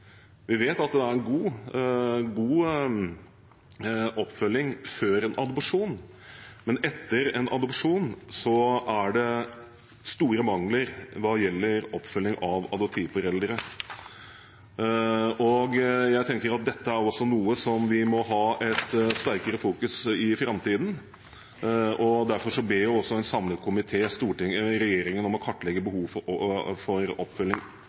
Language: Norwegian Bokmål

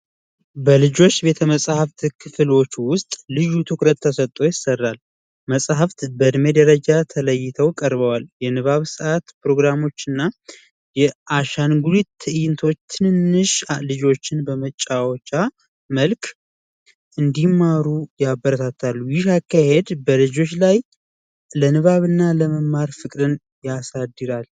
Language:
Amharic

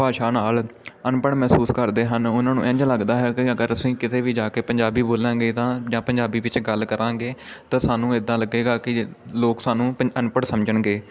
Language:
Punjabi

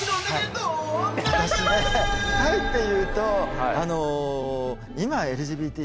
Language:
Japanese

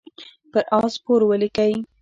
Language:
Pashto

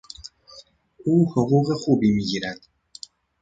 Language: Persian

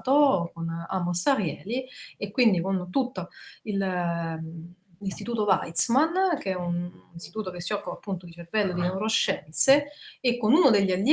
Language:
Italian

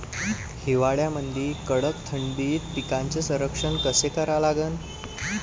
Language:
Marathi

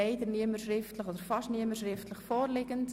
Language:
Swiss German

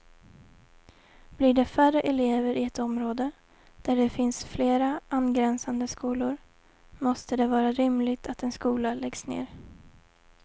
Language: Swedish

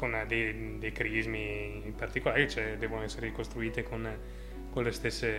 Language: Italian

